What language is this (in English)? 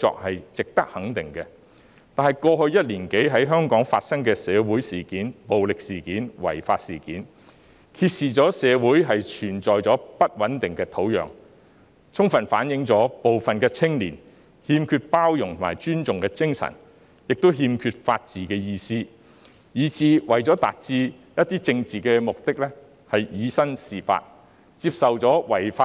Cantonese